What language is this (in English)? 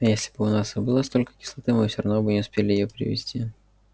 Russian